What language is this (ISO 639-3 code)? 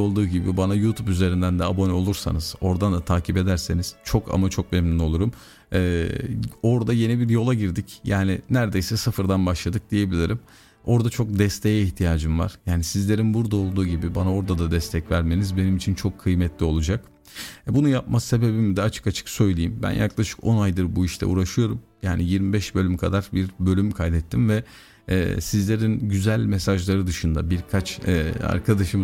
tur